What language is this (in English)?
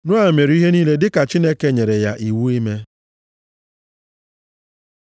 Igbo